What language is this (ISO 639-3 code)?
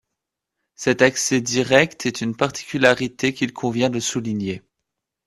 fra